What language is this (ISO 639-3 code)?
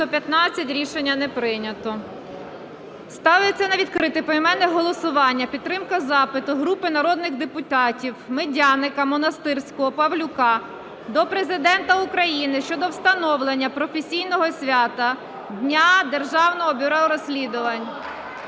ukr